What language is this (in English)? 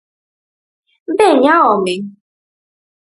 Galician